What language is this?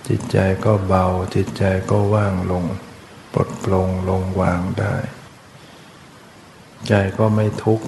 Thai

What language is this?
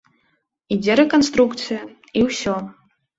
Belarusian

